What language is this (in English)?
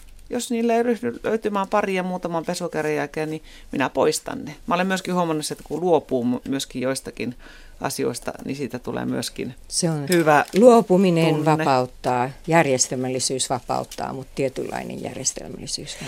Finnish